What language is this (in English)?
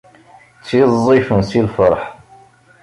Kabyle